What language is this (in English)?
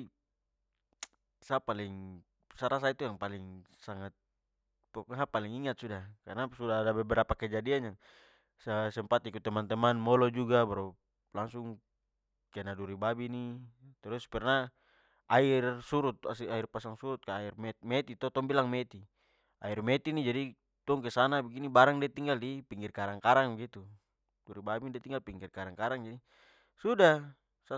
Papuan Malay